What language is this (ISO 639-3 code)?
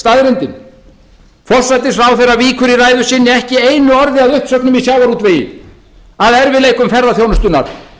isl